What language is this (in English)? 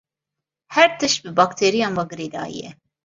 Kurdish